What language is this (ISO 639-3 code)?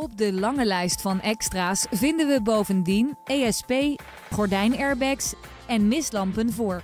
nld